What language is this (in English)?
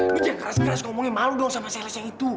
Indonesian